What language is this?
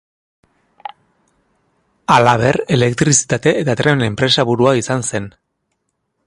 Basque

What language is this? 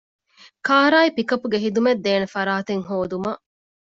Divehi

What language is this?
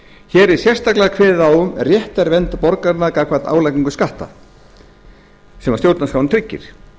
Icelandic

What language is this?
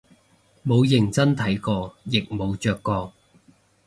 Cantonese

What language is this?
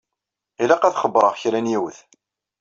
Kabyle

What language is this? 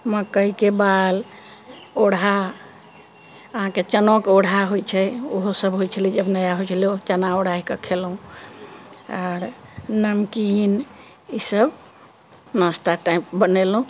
Maithili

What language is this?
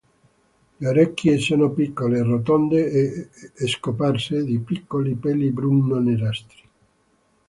Italian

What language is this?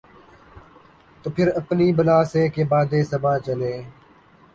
Urdu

